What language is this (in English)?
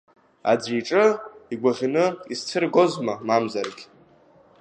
Abkhazian